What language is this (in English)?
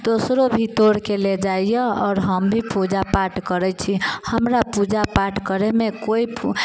Maithili